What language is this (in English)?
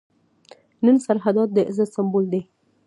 Pashto